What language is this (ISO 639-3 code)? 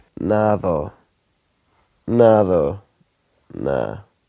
cym